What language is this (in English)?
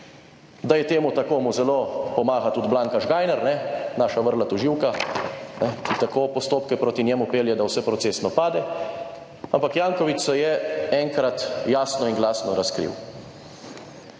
Slovenian